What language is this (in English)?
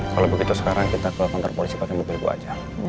Indonesian